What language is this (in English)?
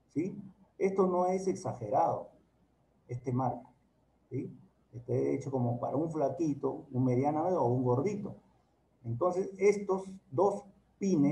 Spanish